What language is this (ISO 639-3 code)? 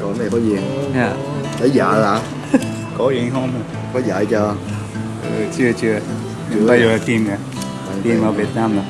vie